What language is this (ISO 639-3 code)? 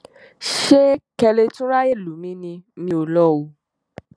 yor